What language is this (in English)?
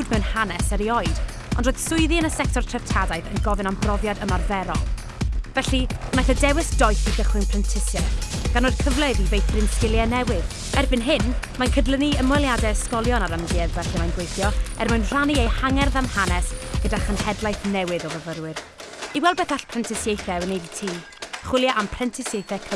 Welsh